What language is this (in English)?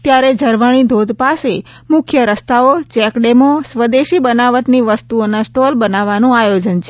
Gujarati